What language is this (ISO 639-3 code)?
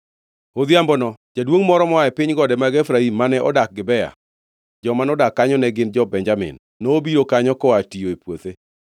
luo